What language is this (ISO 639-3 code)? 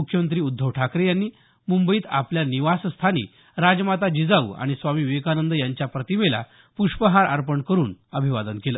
mar